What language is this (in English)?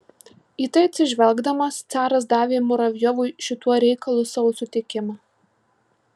Lithuanian